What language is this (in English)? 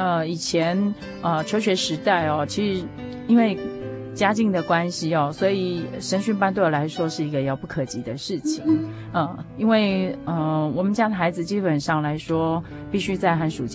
Chinese